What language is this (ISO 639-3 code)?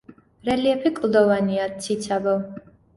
kat